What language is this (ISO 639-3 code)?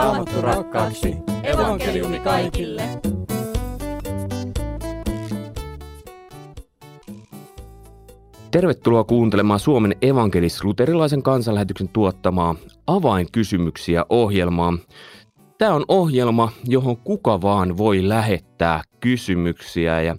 fin